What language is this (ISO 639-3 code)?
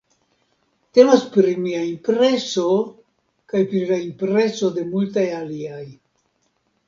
epo